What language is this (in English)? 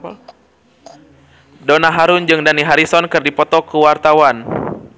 Sundanese